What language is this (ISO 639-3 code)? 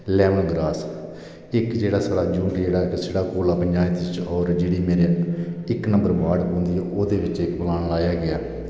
doi